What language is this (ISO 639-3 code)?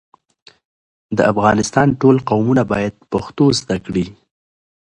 pus